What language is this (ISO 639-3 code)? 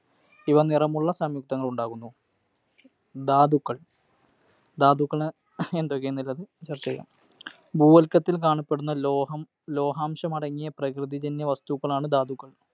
mal